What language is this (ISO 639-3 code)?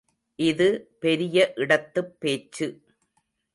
tam